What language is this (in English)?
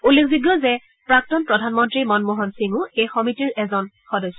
Assamese